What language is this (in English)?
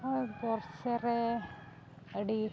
Santali